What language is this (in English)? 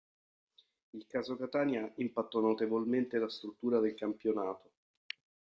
Italian